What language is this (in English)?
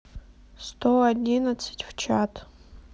Russian